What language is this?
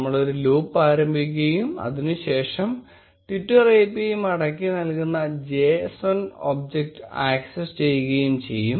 Malayalam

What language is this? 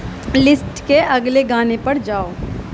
Urdu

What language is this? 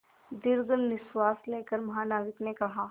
Hindi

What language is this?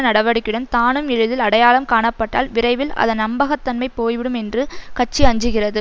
Tamil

